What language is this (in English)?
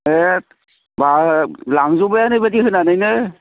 Bodo